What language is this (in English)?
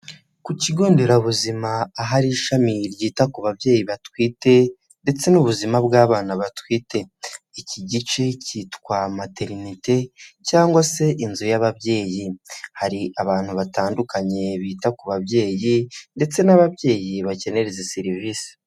Kinyarwanda